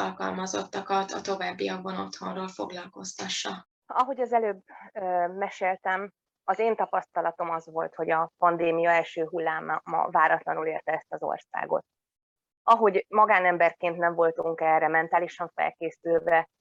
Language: Hungarian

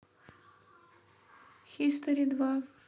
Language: Russian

